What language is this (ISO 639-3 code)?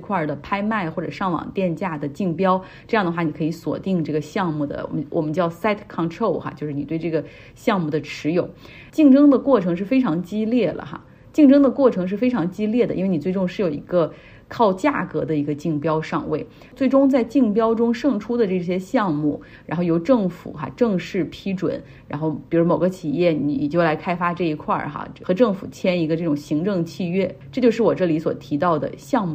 zho